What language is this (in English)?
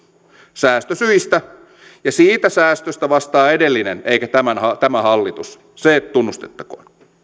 Finnish